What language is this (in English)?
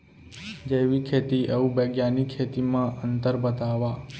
Chhattisgarhi